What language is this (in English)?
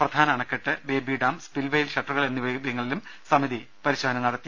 Malayalam